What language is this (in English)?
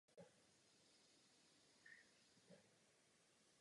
Czech